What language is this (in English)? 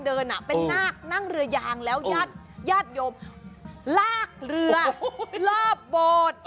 Thai